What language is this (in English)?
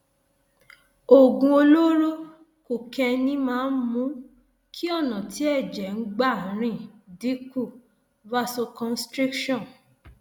Yoruba